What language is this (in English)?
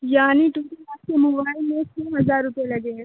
Urdu